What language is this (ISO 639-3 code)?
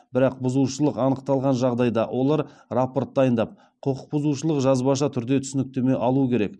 kaz